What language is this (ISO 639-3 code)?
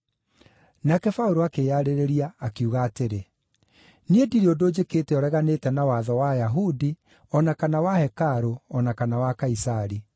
kik